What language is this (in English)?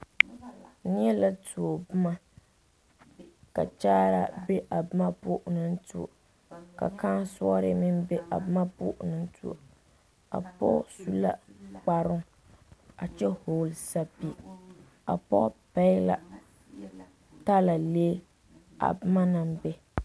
Southern Dagaare